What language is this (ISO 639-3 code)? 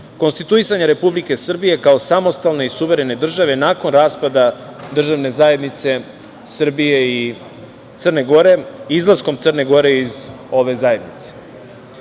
srp